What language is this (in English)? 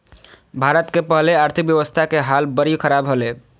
Magahi